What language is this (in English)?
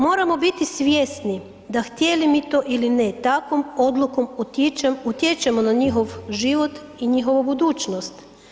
Croatian